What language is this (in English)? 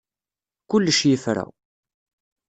Kabyle